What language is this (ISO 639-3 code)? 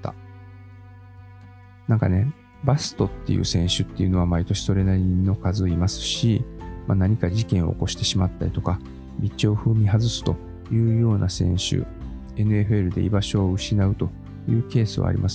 jpn